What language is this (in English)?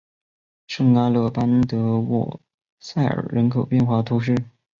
Chinese